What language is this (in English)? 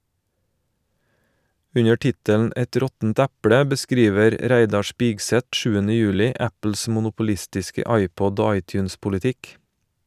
Norwegian